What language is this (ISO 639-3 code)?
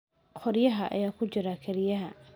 som